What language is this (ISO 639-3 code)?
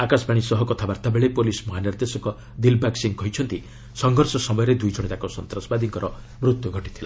ori